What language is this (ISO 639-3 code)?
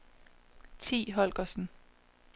dan